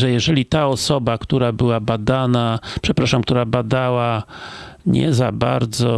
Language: Polish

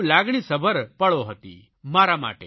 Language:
Gujarati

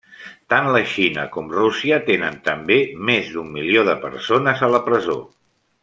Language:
Catalan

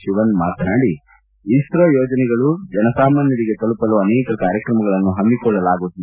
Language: Kannada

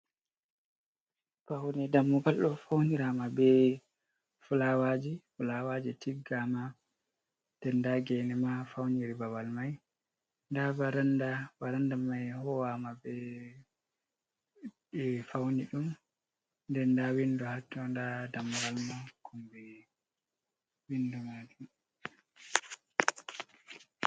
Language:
Fula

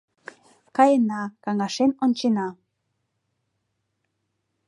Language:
Mari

